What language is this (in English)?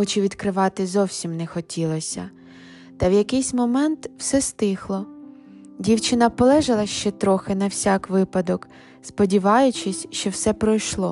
Ukrainian